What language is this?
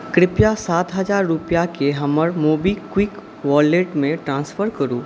Maithili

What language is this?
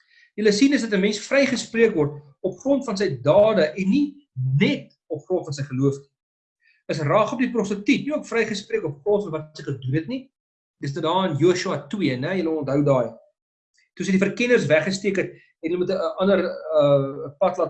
Dutch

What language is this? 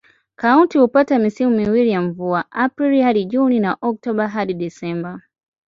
Swahili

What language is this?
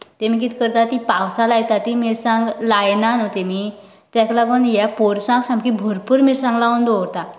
Konkani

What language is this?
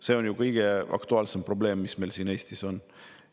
Estonian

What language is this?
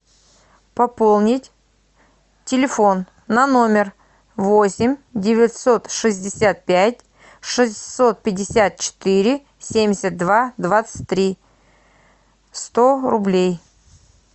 Russian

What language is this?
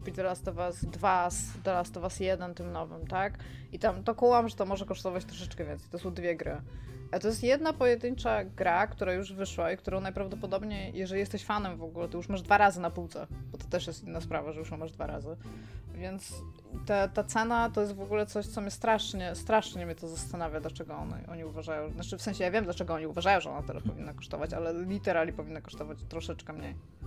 Polish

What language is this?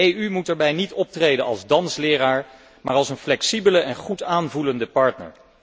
Dutch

